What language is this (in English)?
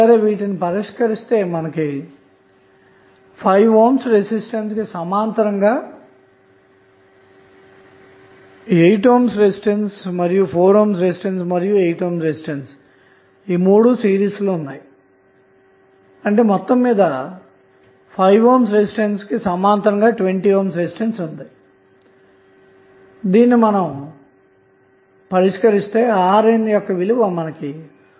Telugu